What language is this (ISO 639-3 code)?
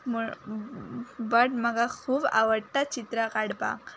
kok